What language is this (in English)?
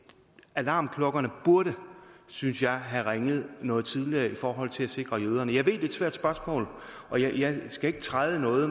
Danish